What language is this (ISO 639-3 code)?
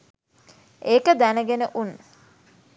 sin